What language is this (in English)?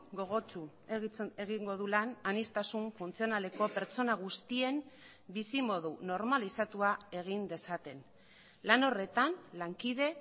Basque